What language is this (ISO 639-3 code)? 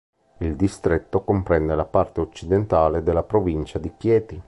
ita